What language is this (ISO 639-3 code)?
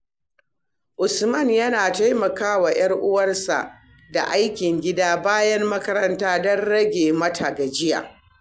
hau